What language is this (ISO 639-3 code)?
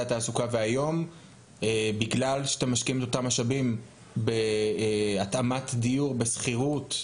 heb